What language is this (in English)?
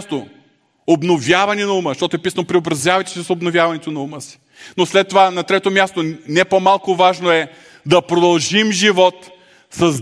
Bulgarian